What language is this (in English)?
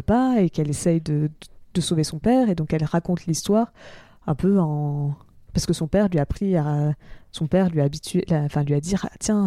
French